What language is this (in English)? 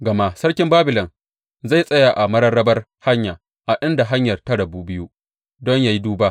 Hausa